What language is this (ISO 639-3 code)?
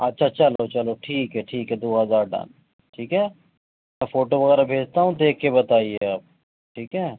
urd